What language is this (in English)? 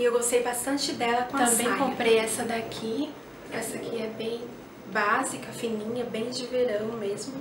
Portuguese